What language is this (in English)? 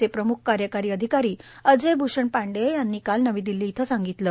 Marathi